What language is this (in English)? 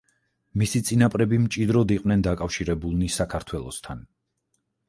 Georgian